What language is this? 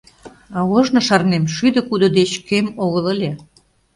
Mari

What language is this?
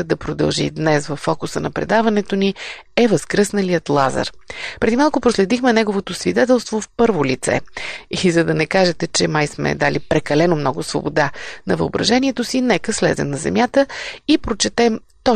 Bulgarian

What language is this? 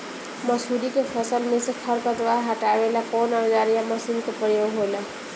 Bhojpuri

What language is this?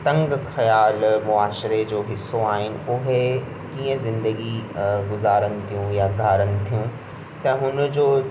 Sindhi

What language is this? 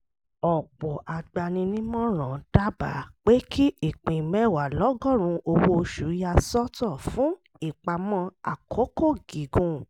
Yoruba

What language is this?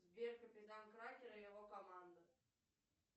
Russian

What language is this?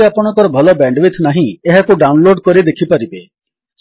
Odia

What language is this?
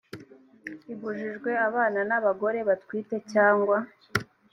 Kinyarwanda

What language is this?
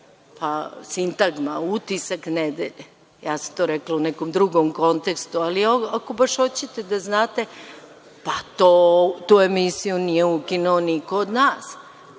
Serbian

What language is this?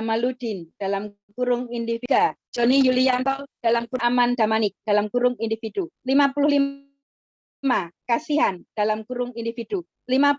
Indonesian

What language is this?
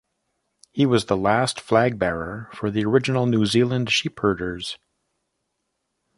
English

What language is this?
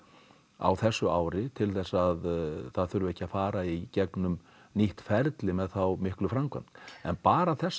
Icelandic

